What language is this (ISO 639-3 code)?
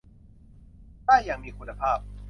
tha